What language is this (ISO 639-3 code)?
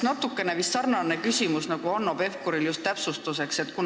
est